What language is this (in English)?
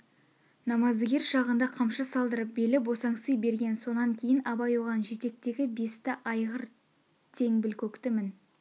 Kazakh